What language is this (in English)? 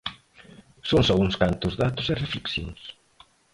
Galician